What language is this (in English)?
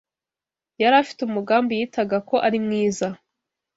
Kinyarwanda